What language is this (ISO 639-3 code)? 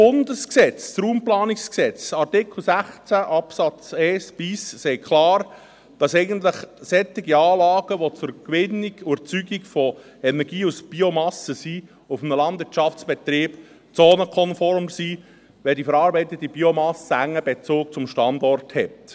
gsw